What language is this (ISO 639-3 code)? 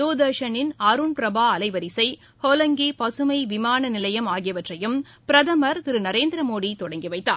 tam